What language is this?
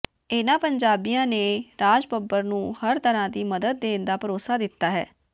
Punjabi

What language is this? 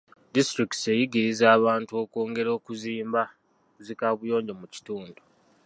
Ganda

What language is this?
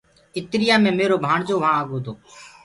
Gurgula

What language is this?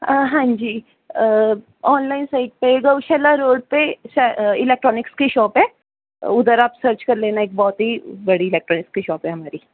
Punjabi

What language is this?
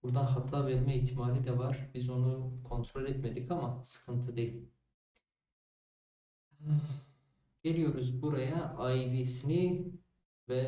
Turkish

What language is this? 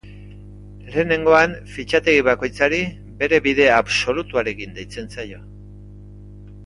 Basque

